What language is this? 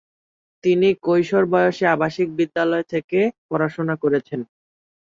Bangla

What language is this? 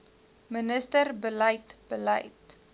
Afrikaans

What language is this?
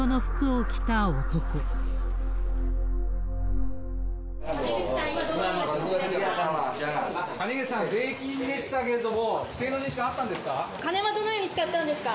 Japanese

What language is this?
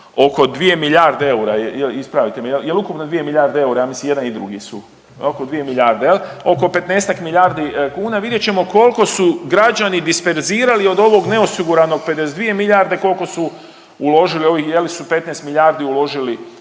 Croatian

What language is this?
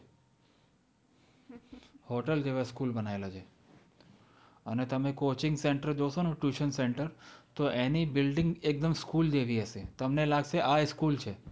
Gujarati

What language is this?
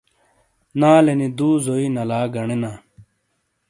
Shina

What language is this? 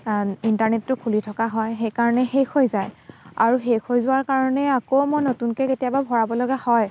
Assamese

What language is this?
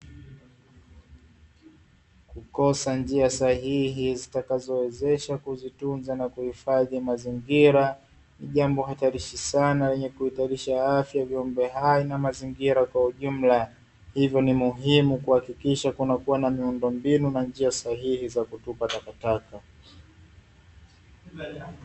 Swahili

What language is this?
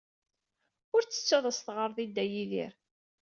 Kabyle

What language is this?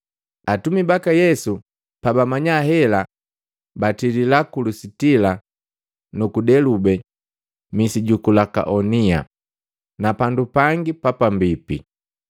Matengo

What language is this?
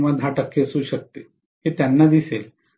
Marathi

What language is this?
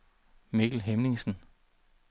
Danish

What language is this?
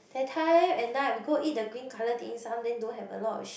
English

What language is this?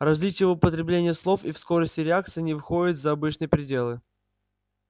Russian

